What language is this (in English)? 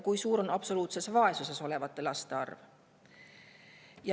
Estonian